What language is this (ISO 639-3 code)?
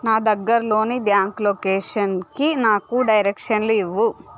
tel